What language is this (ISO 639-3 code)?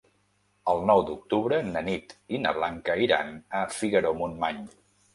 cat